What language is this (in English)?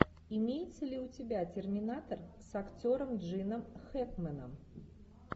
Russian